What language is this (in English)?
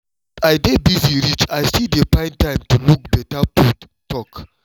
Nigerian Pidgin